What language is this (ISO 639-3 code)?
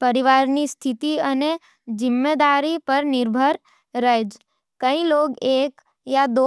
noe